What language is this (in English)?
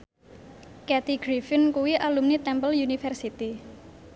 Javanese